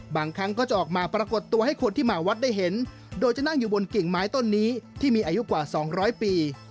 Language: Thai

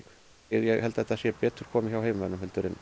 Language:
Icelandic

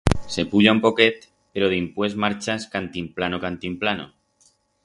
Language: Aragonese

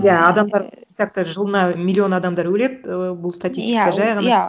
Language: Kazakh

